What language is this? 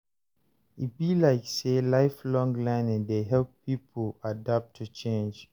Nigerian Pidgin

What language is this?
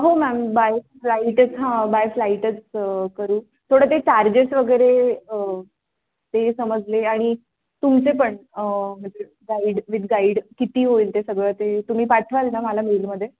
Marathi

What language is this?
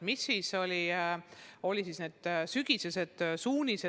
Estonian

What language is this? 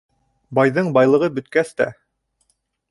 Bashkir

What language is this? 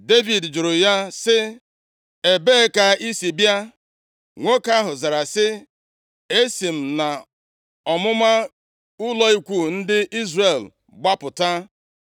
Igbo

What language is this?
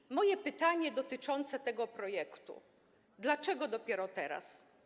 Polish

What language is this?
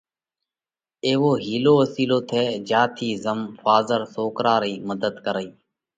Parkari Koli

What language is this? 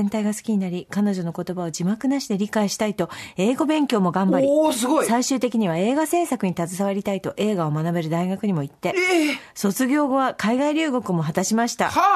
Japanese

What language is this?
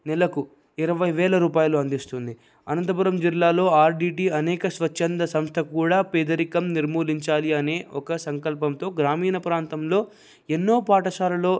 Telugu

